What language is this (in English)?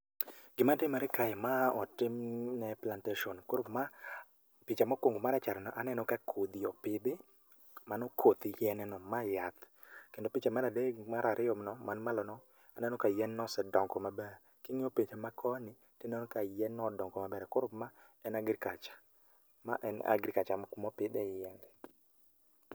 Luo (Kenya and Tanzania)